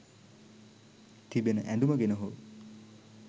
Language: Sinhala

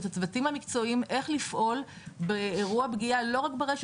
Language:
Hebrew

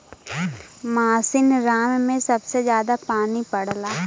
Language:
Bhojpuri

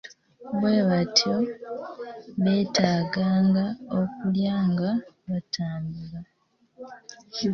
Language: Ganda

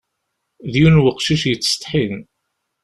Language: Kabyle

